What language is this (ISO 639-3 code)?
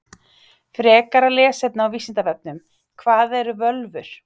isl